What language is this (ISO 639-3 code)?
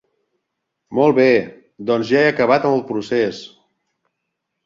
cat